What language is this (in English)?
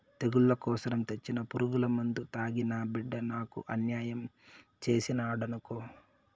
Telugu